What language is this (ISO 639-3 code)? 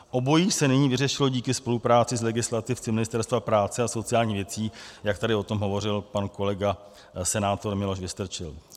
ces